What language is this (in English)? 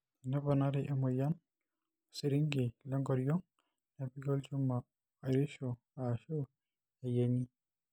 Masai